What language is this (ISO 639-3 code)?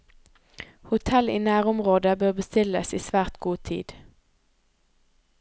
nor